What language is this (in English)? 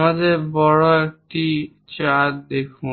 Bangla